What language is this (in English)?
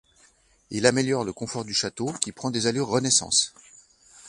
French